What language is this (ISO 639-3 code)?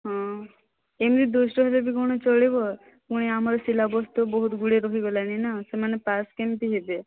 ori